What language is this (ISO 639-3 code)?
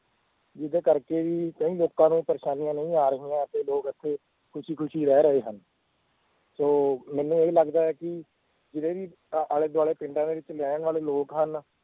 pan